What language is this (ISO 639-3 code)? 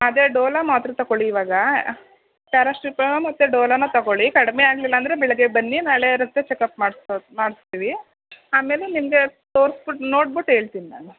kan